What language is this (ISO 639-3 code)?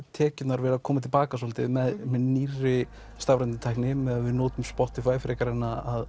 isl